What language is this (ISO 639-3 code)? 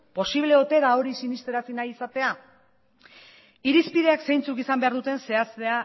eus